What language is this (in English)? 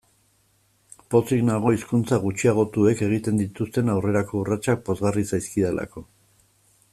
Basque